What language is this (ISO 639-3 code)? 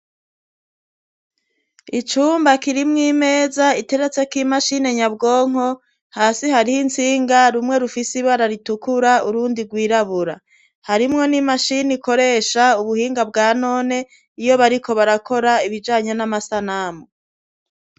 run